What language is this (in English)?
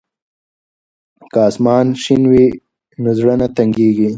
Pashto